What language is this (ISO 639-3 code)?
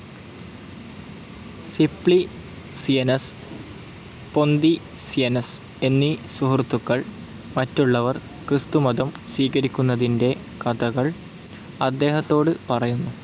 mal